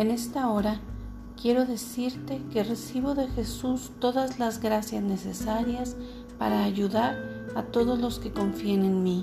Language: Spanish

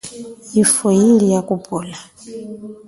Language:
Chokwe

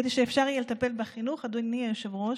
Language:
Hebrew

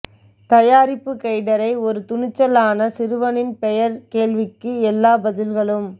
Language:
Tamil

